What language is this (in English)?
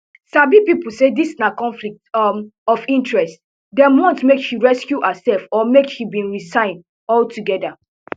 Nigerian Pidgin